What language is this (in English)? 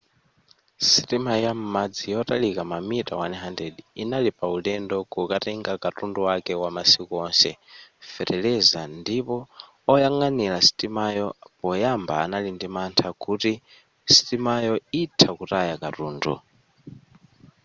Nyanja